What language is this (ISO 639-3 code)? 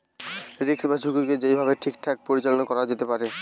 ben